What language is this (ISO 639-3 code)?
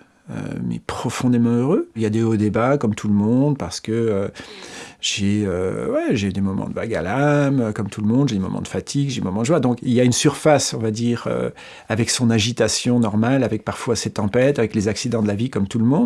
fra